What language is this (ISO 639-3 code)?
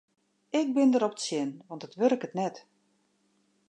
fry